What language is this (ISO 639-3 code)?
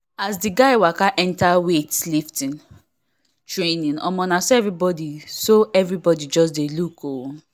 pcm